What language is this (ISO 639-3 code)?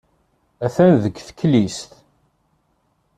kab